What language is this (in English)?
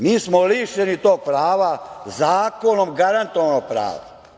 Serbian